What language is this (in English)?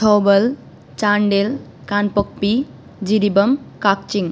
Sanskrit